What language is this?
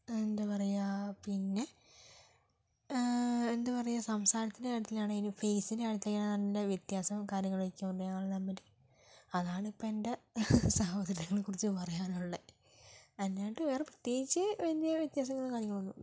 Malayalam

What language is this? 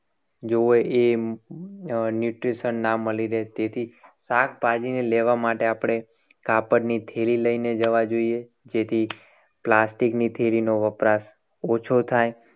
Gujarati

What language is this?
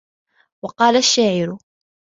Arabic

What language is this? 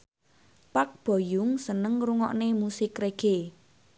Javanese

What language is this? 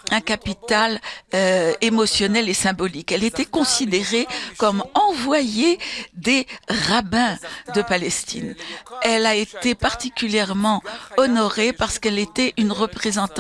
French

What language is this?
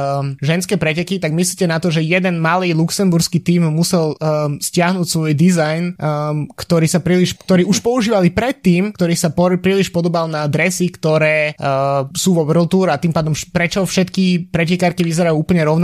Slovak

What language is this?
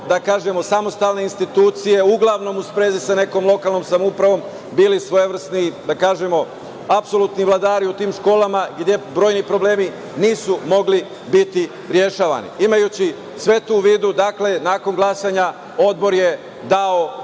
Serbian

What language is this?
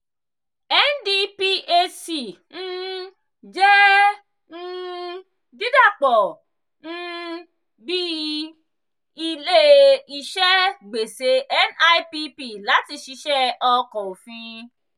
Yoruba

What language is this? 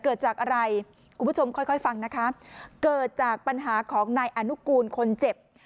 Thai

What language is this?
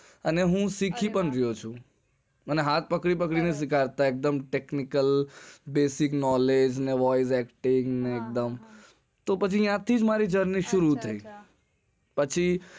Gujarati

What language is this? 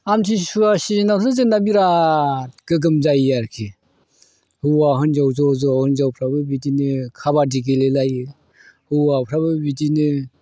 Bodo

